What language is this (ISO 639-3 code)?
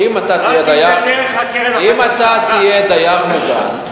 heb